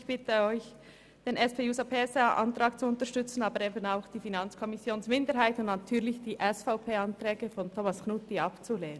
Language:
Swiss German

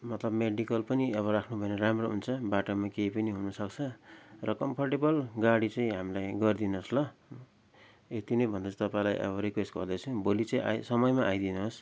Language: Nepali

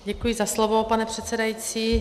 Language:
Czech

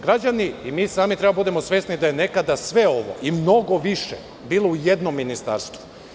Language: Serbian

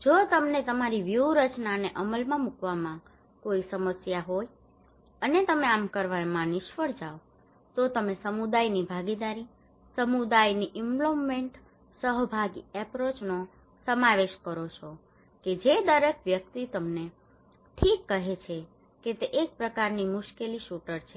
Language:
Gujarati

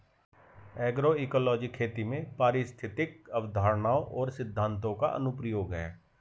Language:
Hindi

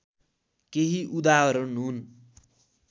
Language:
Nepali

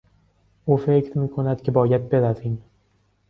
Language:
Persian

